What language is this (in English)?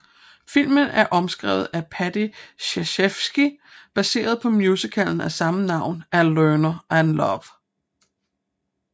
Danish